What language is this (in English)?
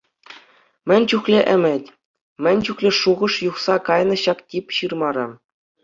Chuvash